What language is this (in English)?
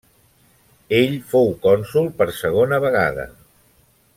Catalan